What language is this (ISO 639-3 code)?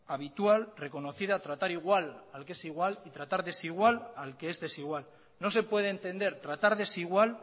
spa